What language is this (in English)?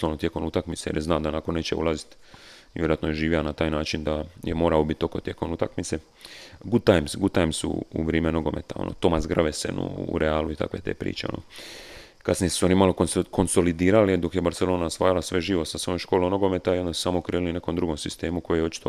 Croatian